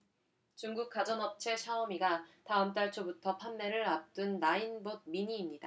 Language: Korean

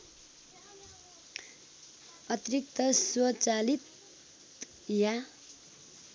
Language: Nepali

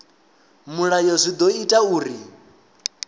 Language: Venda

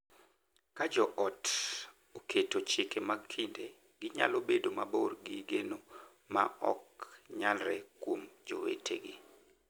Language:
Luo (Kenya and Tanzania)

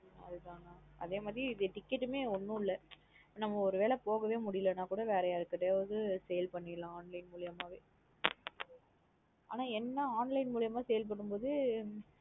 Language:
Tamil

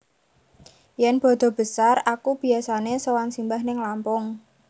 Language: Javanese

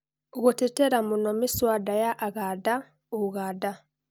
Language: Kikuyu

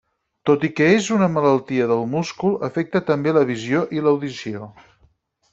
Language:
Catalan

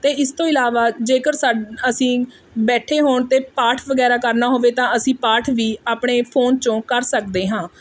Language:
Punjabi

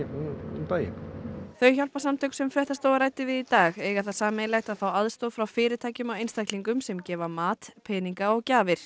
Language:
Icelandic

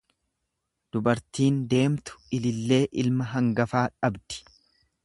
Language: Oromo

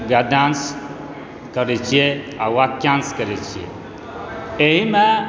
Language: Maithili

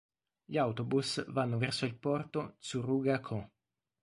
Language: Italian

